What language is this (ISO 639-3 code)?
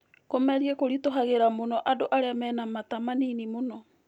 kik